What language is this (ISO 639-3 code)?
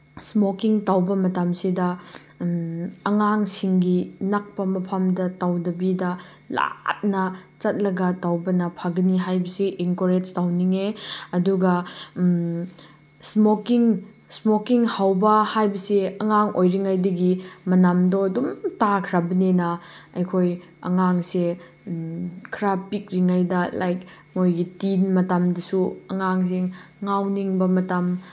mni